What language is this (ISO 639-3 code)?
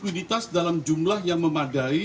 ind